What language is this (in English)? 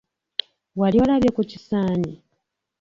Ganda